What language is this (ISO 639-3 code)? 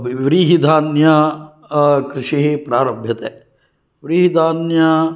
san